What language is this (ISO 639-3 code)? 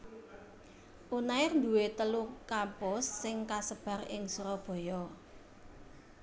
jav